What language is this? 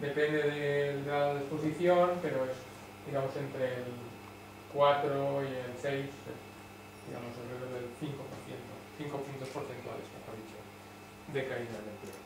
Spanish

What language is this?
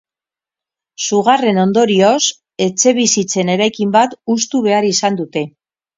Basque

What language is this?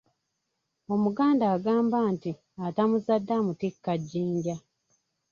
Ganda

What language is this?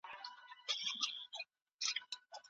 Pashto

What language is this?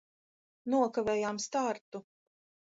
Latvian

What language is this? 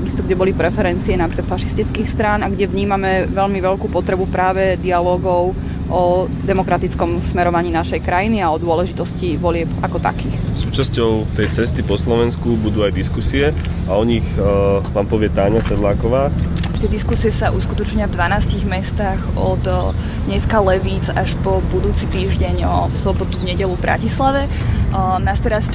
Slovak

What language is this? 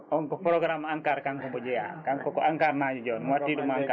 Fula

